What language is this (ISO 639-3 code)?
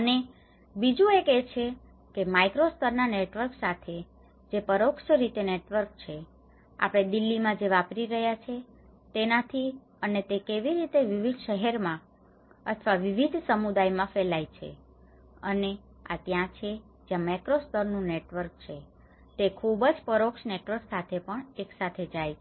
guj